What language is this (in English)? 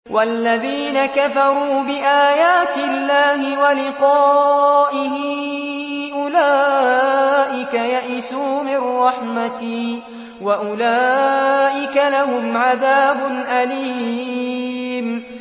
Arabic